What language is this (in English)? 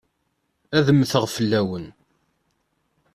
Kabyle